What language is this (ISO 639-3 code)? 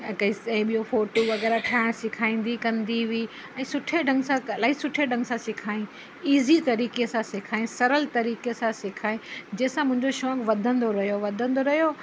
snd